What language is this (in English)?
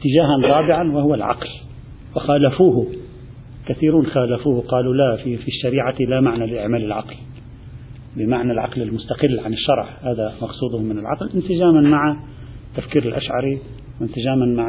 Arabic